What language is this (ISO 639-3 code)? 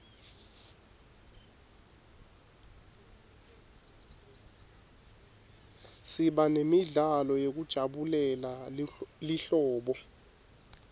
ssw